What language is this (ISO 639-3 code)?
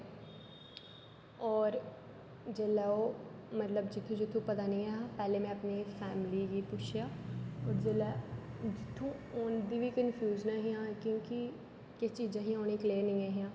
doi